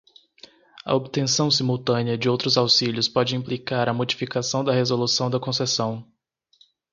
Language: Portuguese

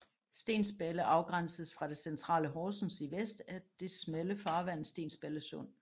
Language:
Danish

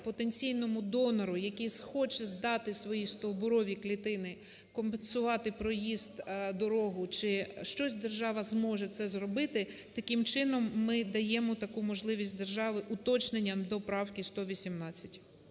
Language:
Ukrainian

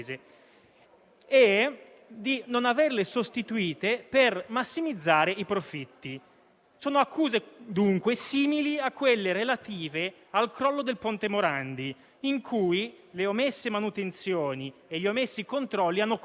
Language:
Italian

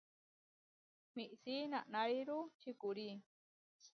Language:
Huarijio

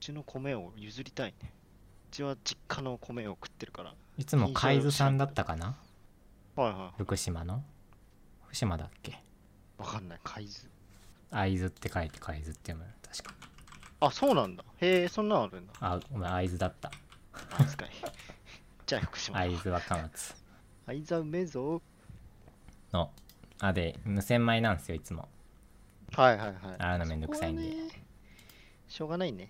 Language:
Japanese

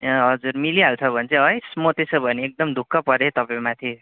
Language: Nepali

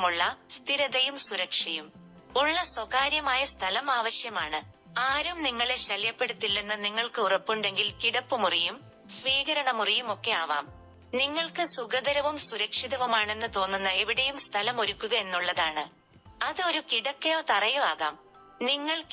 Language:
Malayalam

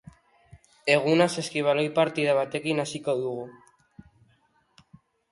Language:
Basque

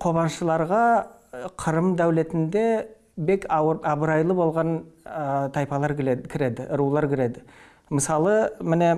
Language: Turkish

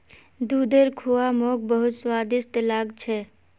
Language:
Magahi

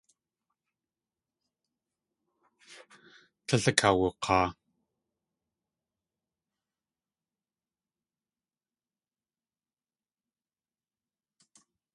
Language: Tlingit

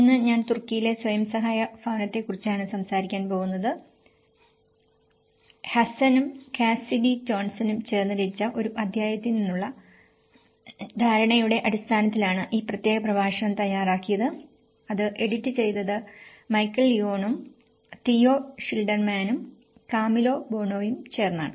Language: Malayalam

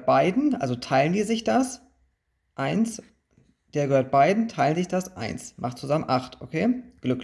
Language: German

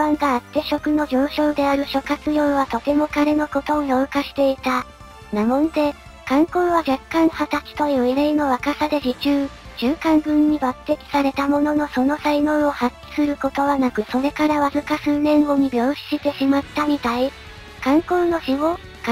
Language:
Japanese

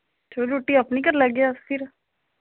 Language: Dogri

